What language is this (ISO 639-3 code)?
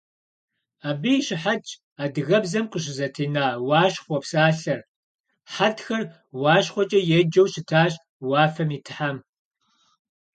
kbd